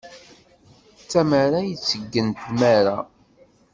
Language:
Kabyle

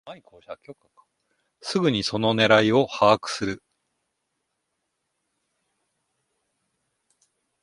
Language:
Japanese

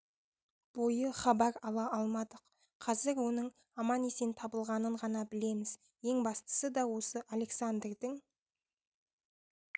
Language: Kazakh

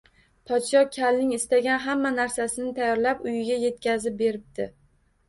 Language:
Uzbek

